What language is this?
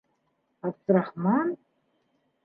Bashkir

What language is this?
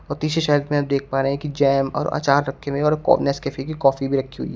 Hindi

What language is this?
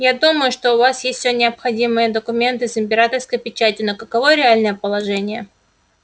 Russian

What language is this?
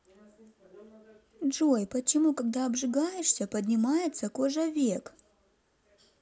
Russian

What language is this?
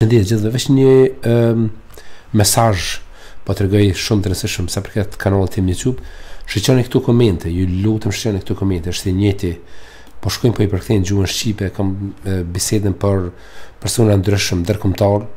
Romanian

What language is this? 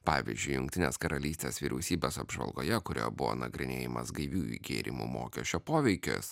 Lithuanian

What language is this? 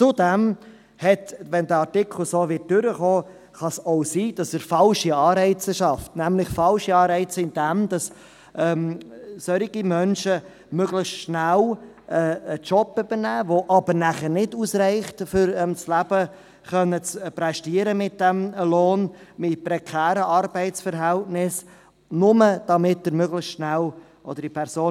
Swiss German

